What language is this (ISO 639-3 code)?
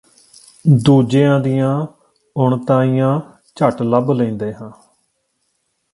pan